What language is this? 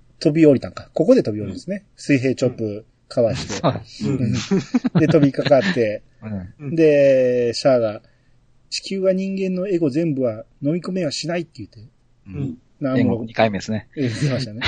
Japanese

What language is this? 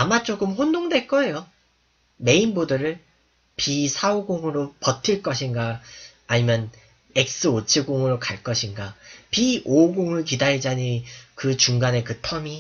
Korean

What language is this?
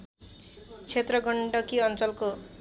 Nepali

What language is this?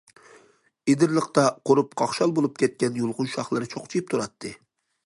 Uyghur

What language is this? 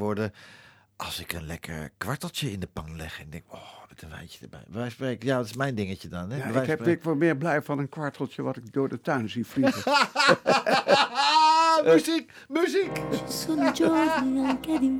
Dutch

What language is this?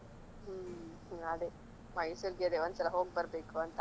Kannada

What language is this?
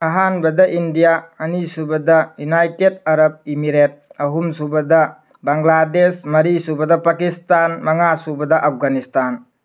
Manipuri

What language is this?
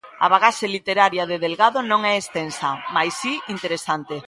Galician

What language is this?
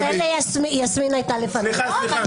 Hebrew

